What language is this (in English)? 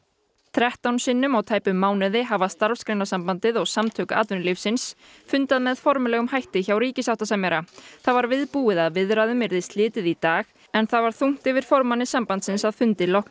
Icelandic